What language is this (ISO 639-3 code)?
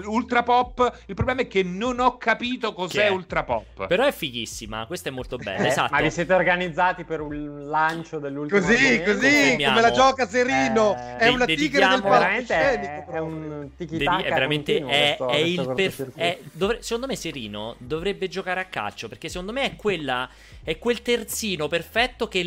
ita